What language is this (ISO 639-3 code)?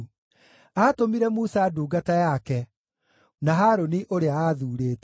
kik